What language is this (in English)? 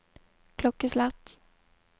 Norwegian